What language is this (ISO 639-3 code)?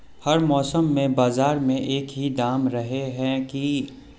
mag